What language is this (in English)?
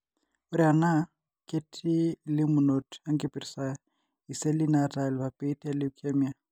Masai